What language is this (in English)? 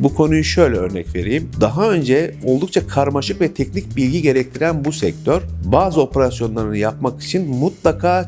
Turkish